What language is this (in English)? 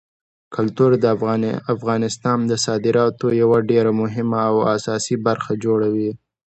Pashto